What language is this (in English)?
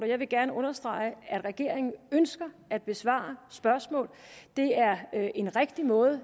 Danish